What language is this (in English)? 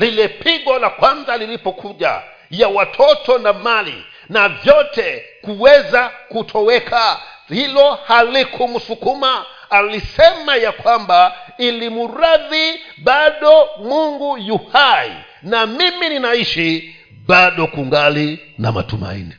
Swahili